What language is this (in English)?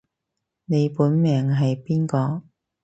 Cantonese